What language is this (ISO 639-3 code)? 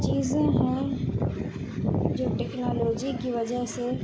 urd